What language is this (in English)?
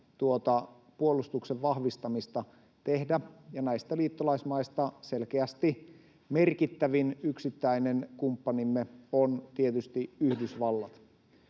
Finnish